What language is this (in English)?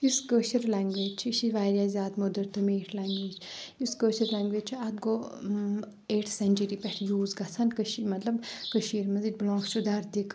Kashmiri